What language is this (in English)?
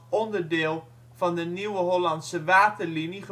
Dutch